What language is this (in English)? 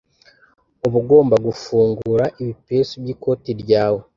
Kinyarwanda